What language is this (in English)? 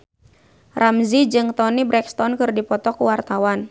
Sundanese